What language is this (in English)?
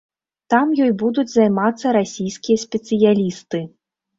Belarusian